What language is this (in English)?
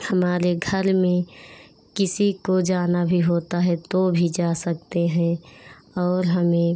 Hindi